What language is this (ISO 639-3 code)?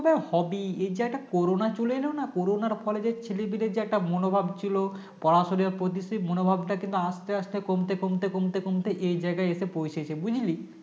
ben